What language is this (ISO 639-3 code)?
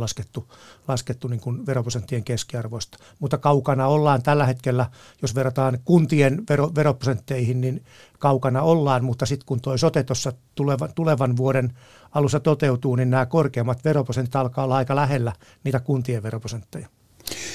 fin